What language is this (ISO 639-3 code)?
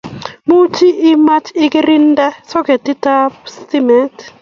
kln